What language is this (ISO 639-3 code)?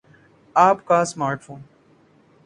urd